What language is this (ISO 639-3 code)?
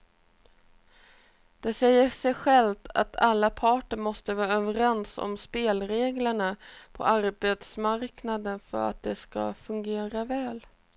swe